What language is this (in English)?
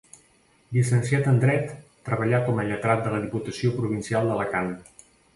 Catalan